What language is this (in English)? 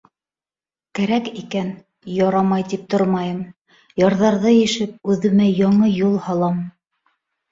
Bashkir